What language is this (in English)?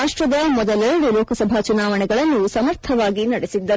Kannada